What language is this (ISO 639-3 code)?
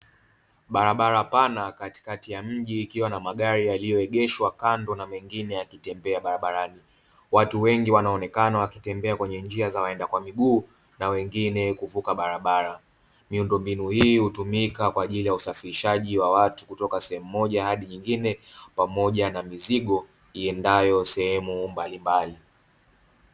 swa